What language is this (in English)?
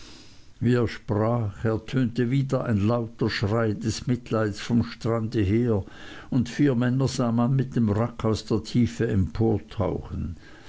German